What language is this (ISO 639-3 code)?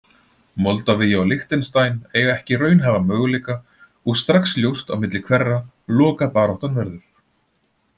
isl